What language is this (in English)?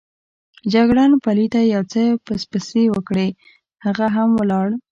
Pashto